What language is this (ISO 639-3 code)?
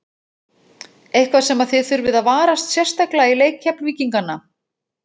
isl